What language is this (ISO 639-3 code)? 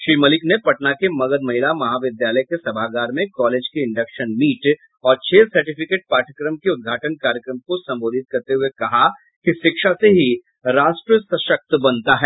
hin